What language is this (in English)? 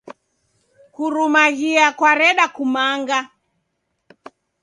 Taita